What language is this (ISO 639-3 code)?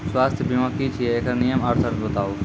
mai